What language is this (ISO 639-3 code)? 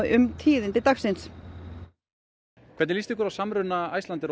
isl